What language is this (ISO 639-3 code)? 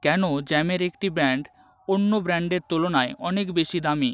ben